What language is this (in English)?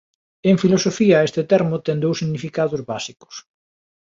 Galician